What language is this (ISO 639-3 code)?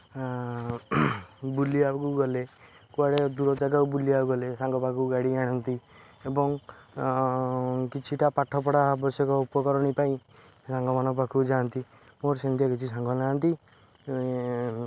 ori